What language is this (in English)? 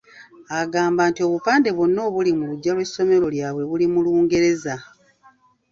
Ganda